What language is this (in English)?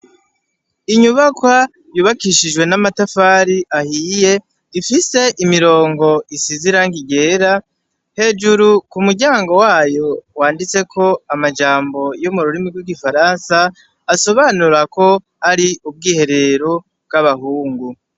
Rundi